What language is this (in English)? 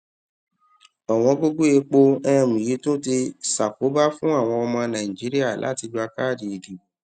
Yoruba